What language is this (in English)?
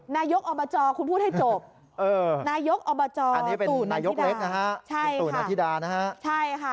Thai